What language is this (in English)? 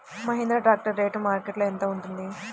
Telugu